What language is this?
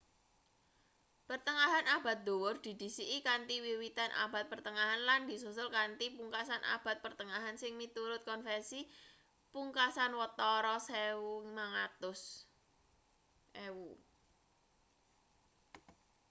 Javanese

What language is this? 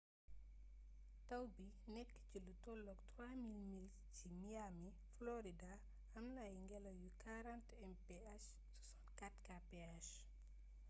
Wolof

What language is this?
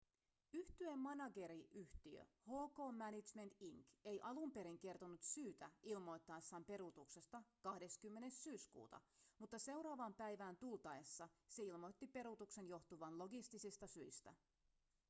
Finnish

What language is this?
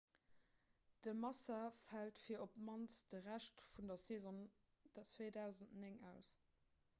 Luxembourgish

